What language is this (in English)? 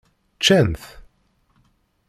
Kabyle